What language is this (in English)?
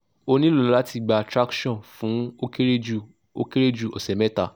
Yoruba